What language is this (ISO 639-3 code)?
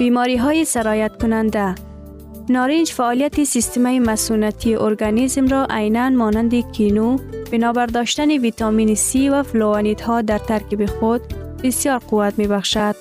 fas